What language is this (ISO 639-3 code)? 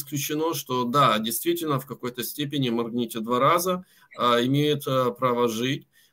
rus